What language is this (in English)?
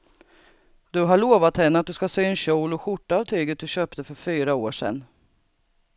Swedish